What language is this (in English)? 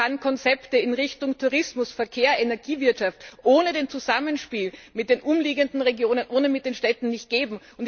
German